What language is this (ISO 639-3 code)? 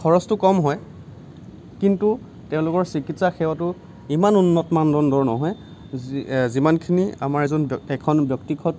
asm